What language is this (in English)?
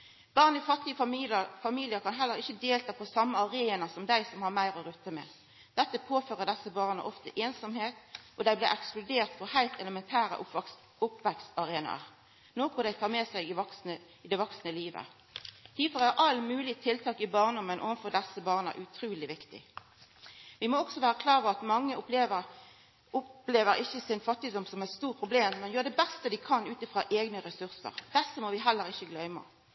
Norwegian Nynorsk